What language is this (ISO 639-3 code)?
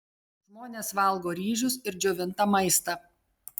lit